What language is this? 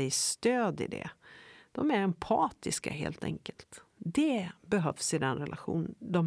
Swedish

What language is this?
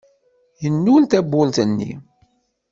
Kabyle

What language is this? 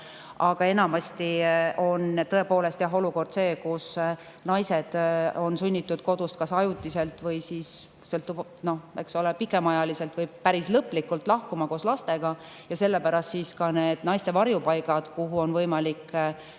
Estonian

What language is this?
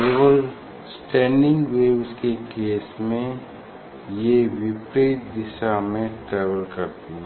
Hindi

